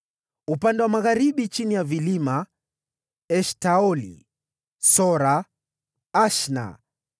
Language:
Swahili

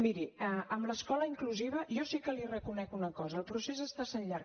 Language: Catalan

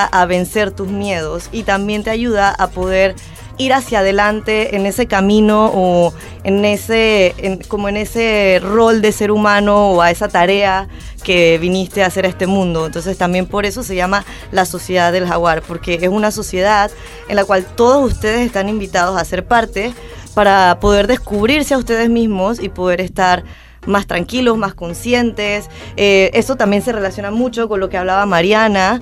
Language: Spanish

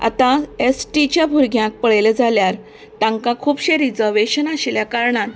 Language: Konkani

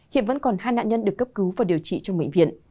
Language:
Vietnamese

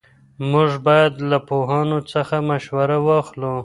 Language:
Pashto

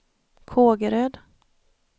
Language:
Swedish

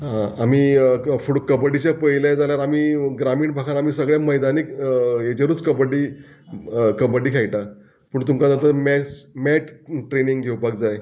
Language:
Konkani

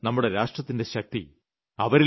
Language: Malayalam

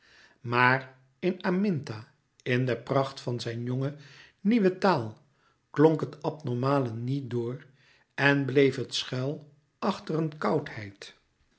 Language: Dutch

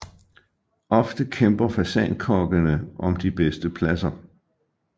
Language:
Danish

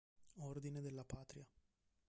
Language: Italian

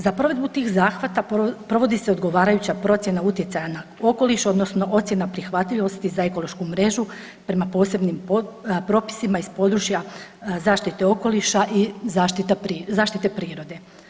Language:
Croatian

